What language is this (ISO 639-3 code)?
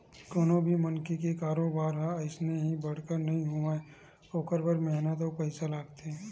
hne